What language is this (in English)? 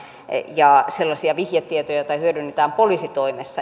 Finnish